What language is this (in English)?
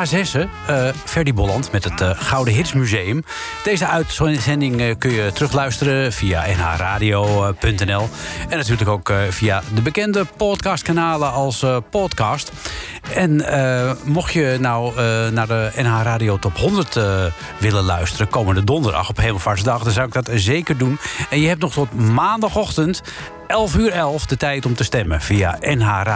Dutch